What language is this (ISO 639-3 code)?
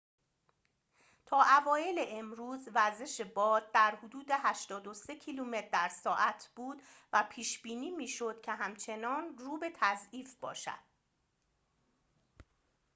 fas